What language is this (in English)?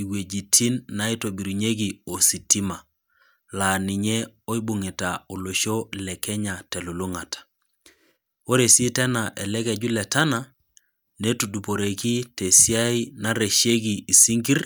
Masai